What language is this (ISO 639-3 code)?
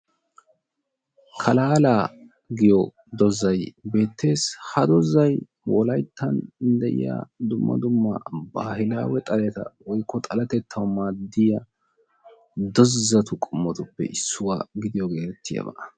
wal